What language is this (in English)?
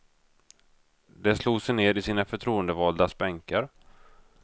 Swedish